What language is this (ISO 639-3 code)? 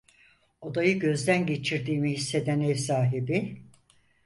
tur